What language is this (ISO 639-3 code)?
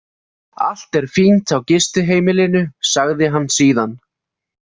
isl